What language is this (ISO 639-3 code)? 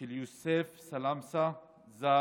heb